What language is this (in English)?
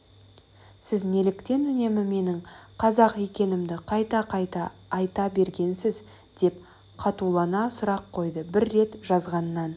Kazakh